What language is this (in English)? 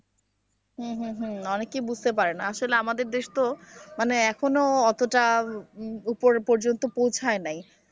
Bangla